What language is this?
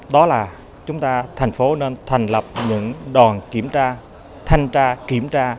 Vietnamese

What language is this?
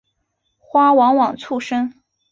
Chinese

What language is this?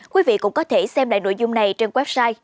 Vietnamese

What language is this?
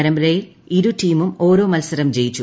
Malayalam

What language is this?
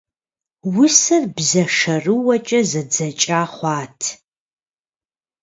Kabardian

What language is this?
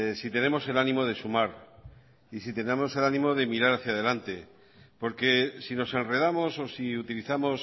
Spanish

